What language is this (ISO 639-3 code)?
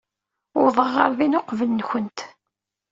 kab